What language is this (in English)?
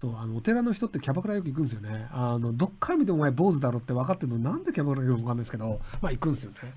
Japanese